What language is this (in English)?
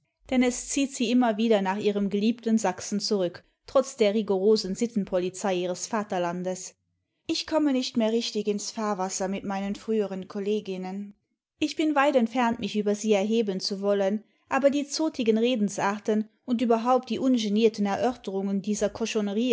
German